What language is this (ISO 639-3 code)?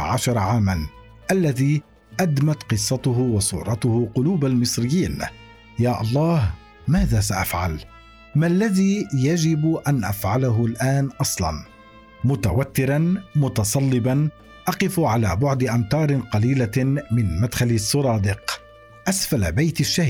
ara